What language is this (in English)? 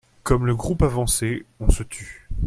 French